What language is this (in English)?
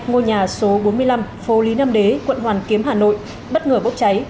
Vietnamese